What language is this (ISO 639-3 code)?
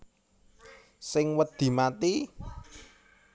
jav